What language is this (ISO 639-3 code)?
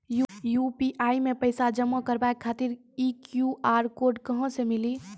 mai